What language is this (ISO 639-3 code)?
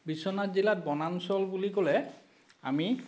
asm